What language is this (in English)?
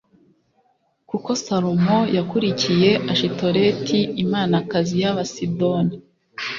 Kinyarwanda